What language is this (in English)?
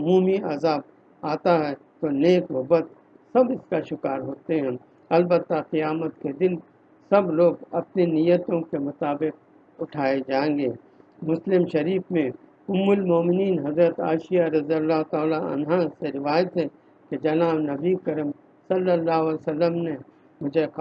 Urdu